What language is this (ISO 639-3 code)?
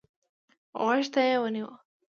pus